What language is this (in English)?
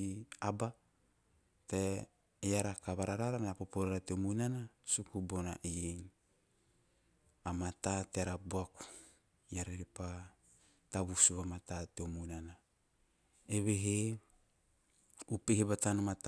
Teop